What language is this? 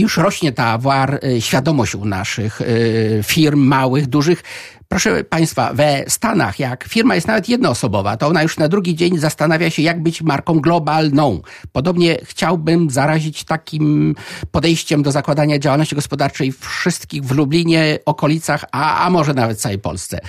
Polish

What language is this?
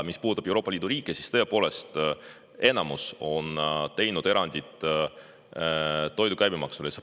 Estonian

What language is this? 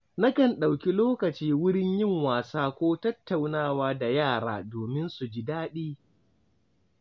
Hausa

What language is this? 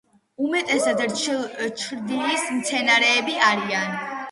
Georgian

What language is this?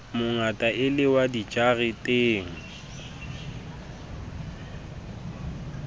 Southern Sotho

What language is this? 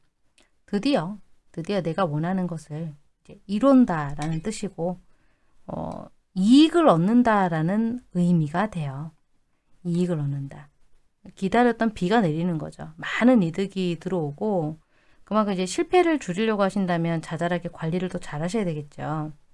Korean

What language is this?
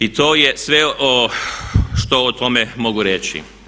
Croatian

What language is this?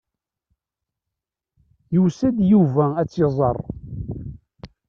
Kabyle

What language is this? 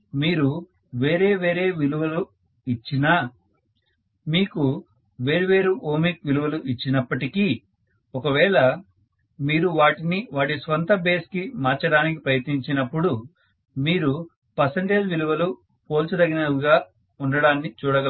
Telugu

